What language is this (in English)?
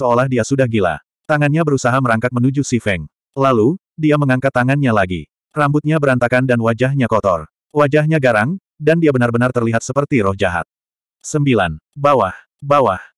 Indonesian